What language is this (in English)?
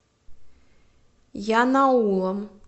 Russian